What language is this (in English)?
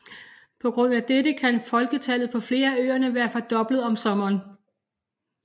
Danish